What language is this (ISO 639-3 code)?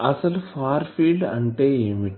tel